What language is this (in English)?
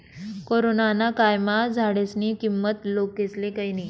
Marathi